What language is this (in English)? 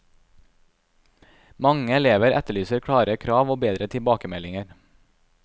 Norwegian